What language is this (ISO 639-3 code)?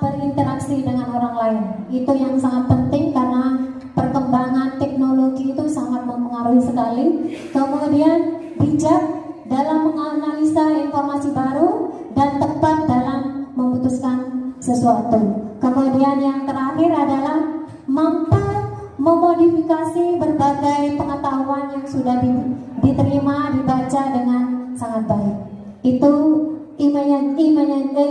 ind